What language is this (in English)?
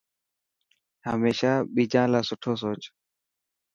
Dhatki